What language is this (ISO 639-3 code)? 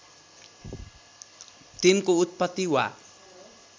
nep